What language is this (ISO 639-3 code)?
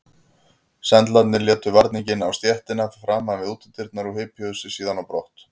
isl